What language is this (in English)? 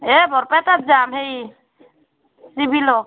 Assamese